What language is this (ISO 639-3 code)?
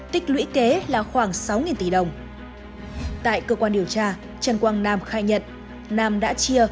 vie